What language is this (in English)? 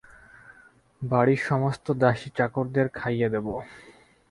Bangla